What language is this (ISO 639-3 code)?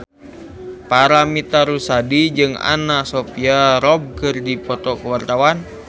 sun